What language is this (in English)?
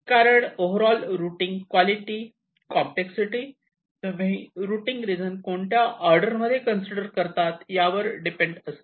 Marathi